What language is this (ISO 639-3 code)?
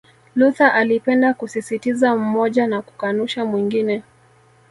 swa